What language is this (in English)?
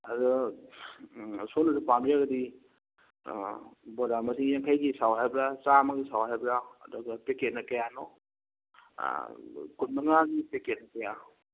Manipuri